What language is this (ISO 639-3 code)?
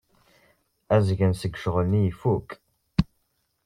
kab